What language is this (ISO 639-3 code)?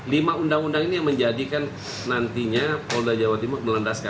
ind